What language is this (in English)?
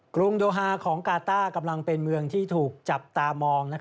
Thai